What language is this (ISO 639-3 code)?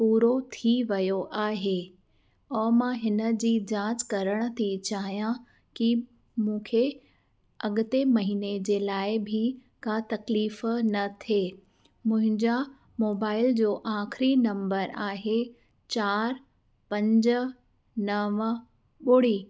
snd